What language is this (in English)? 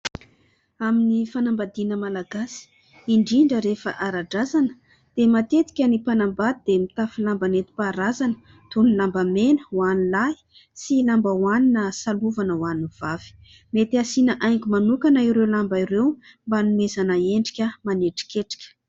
Malagasy